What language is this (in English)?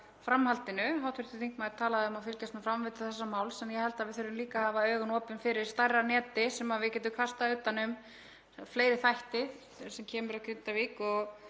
Icelandic